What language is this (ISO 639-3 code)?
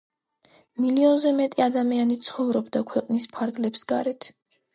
kat